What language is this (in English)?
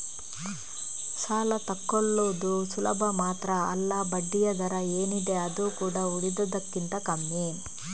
Kannada